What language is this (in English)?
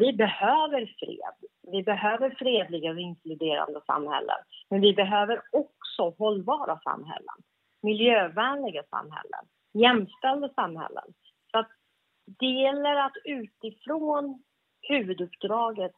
Swedish